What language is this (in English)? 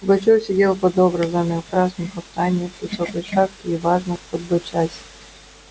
Russian